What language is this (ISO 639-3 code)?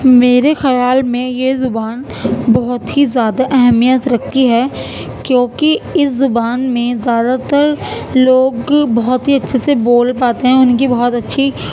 urd